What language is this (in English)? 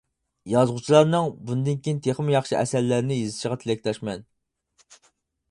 Uyghur